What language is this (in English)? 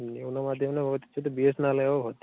Sanskrit